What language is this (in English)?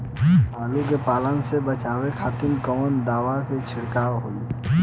Bhojpuri